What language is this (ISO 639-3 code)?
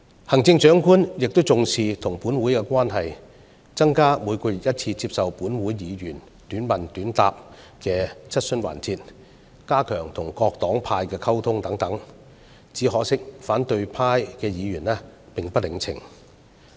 yue